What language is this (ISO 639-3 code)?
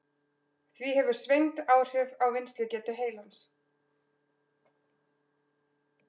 isl